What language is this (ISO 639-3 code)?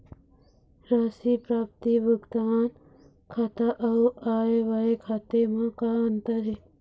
hne